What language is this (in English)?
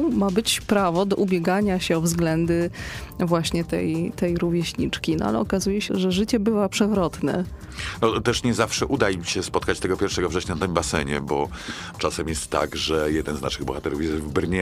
Polish